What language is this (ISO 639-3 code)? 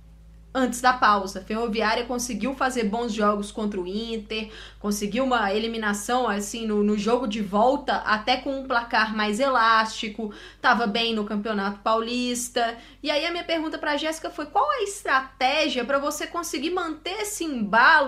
por